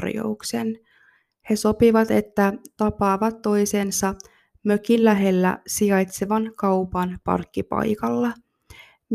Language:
Finnish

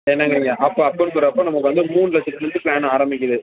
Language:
Tamil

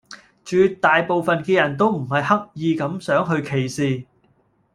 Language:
Cantonese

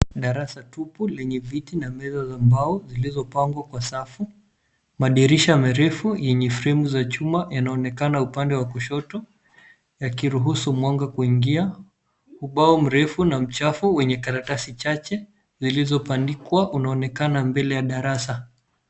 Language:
Swahili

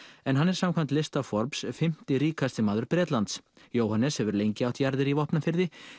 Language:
Icelandic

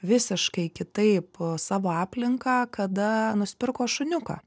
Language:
Lithuanian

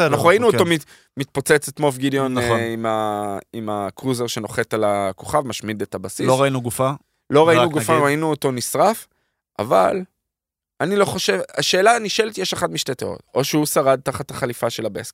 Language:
Hebrew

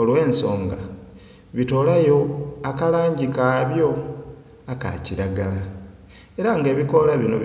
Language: Soga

